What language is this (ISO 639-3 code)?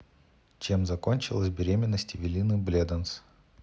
rus